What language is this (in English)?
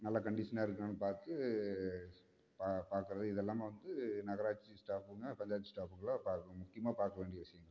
Tamil